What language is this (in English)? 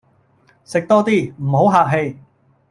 Cantonese